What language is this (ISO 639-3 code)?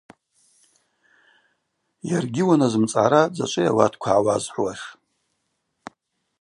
abq